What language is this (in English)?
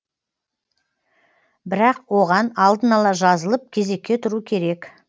Kazakh